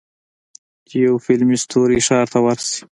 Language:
Pashto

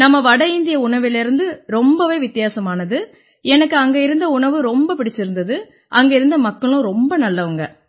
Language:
Tamil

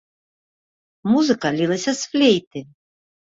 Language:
Belarusian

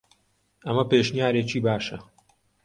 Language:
Central Kurdish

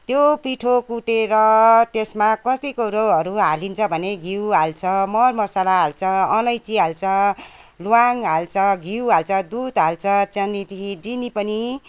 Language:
Nepali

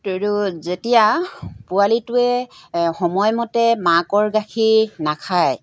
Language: Assamese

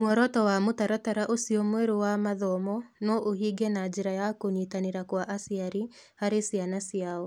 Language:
Kikuyu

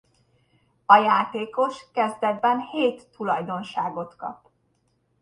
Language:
Hungarian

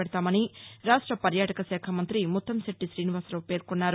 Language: Telugu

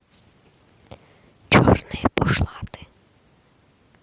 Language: Russian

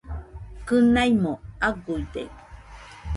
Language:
Nüpode Huitoto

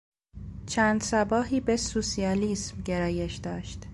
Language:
Persian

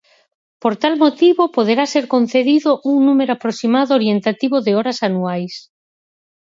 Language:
Galician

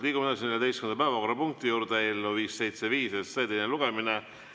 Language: Estonian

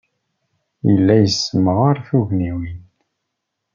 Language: Kabyle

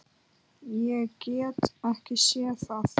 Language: Icelandic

